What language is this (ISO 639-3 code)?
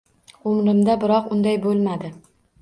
uzb